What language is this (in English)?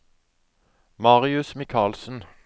Norwegian